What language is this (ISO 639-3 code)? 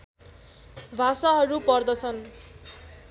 nep